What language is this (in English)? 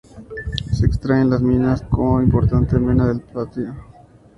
Spanish